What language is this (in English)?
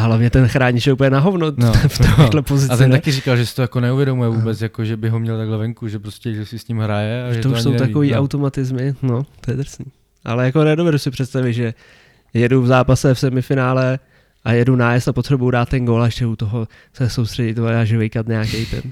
Czech